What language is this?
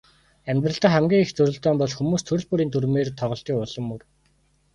Mongolian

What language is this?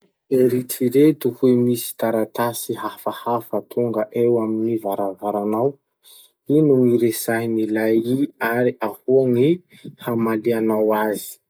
Masikoro Malagasy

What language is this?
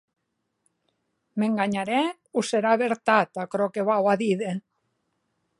Occitan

